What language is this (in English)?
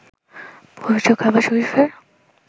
Bangla